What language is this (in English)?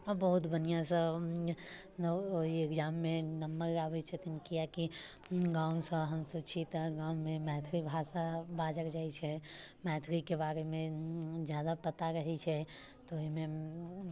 Maithili